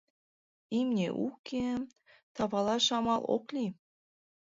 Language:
Mari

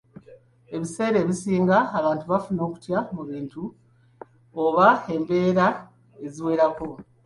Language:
Ganda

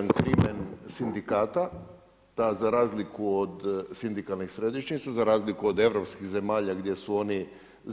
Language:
Croatian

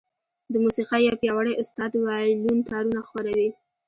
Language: Pashto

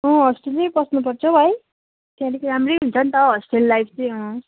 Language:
Nepali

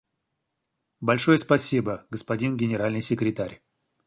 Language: Russian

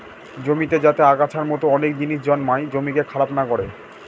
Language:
Bangla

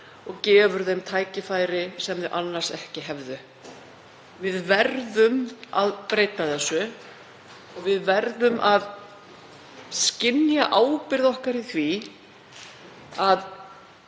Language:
Icelandic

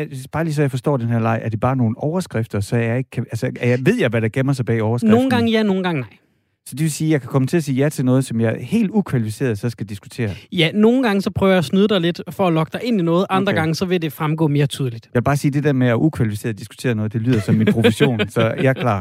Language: Danish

